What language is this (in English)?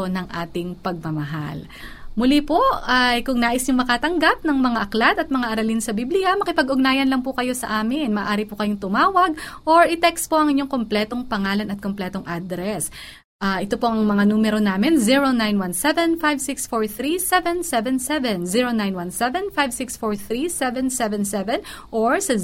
Filipino